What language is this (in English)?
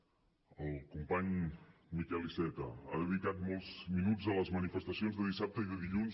Catalan